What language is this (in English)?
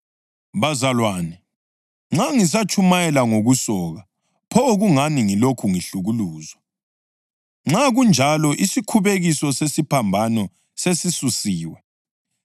North Ndebele